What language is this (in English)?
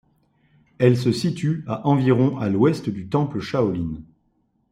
French